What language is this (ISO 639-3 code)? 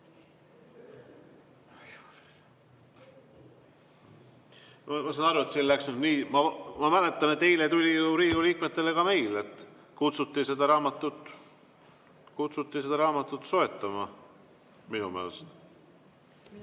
est